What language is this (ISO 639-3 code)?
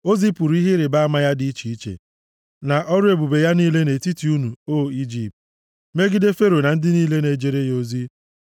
ibo